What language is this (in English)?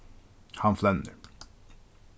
Faroese